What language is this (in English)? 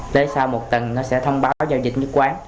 Vietnamese